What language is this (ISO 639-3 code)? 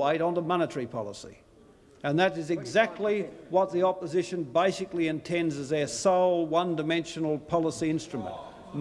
eng